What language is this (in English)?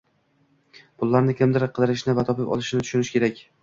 Uzbek